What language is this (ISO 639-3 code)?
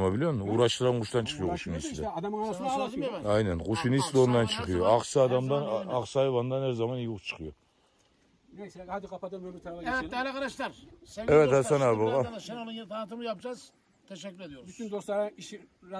tur